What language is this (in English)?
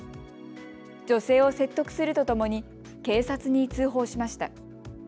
Japanese